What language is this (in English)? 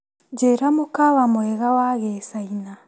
Kikuyu